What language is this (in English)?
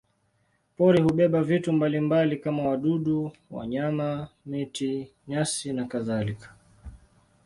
Swahili